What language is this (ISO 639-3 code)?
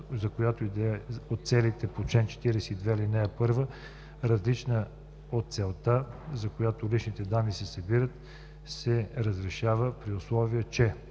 bul